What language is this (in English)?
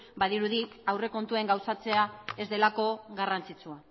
Basque